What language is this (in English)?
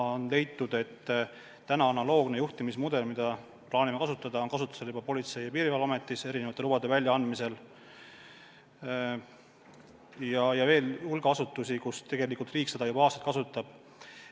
Estonian